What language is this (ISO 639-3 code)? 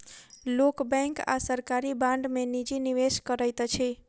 mai